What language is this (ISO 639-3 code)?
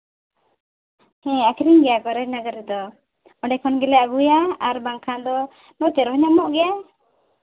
sat